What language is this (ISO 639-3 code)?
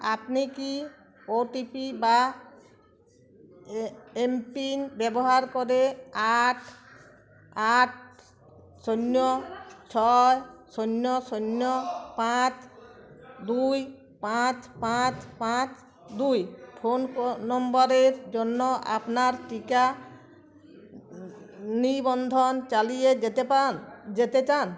ben